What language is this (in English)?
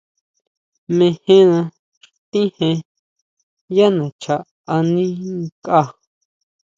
Huautla Mazatec